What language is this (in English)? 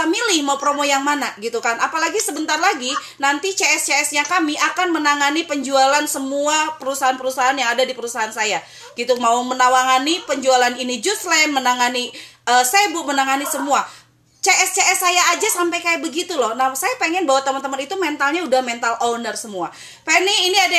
Indonesian